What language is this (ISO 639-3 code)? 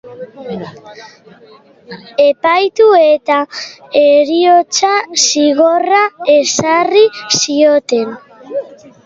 eus